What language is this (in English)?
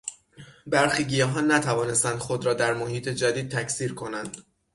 Persian